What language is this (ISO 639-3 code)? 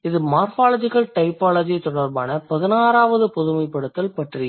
tam